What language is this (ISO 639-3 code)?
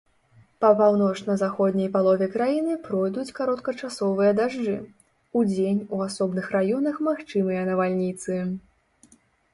bel